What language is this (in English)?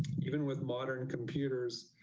English